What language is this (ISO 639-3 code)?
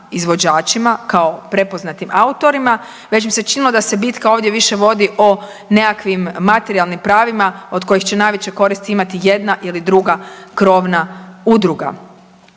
hrv